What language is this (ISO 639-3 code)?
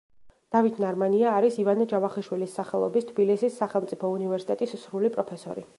kat